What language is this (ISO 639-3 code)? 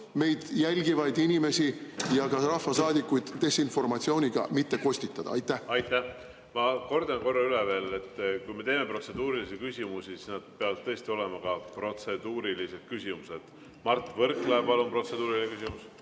est